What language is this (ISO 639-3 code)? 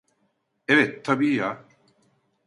tur